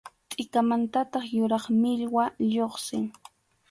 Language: Arequipa-La Unión Quechua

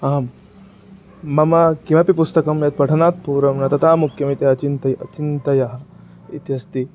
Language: Sanskrit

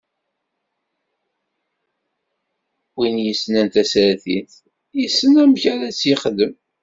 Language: Kabyle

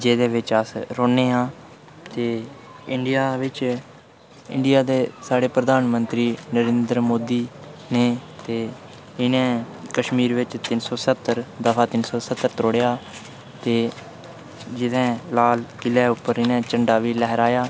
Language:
Dogri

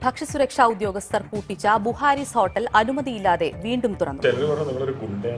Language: Malayalam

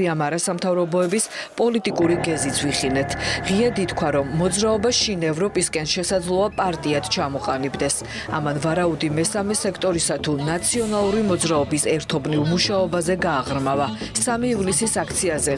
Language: Romanian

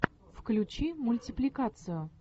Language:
Russian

